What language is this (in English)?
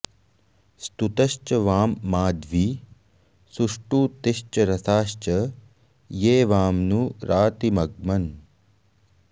Sanskrit